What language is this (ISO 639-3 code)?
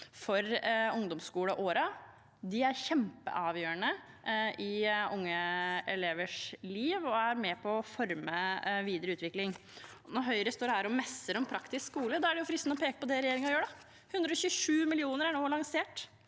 nor